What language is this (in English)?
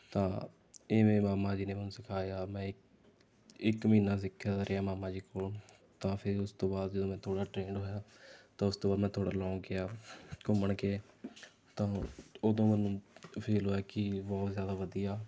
Punjabi